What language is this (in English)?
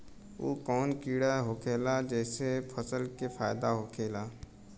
Bhojpuri